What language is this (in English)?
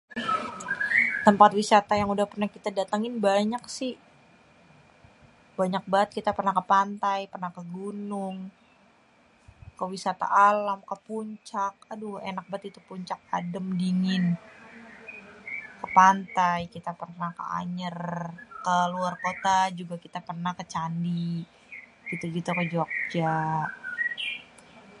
Betawi